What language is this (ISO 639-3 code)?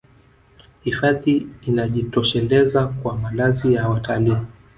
swa